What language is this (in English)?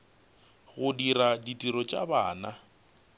Northern Sotho